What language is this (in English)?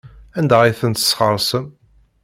Kabyle